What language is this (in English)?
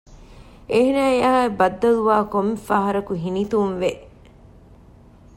Divehi